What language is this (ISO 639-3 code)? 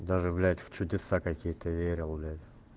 rus